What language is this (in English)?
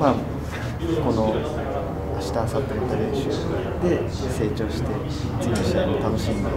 Japanese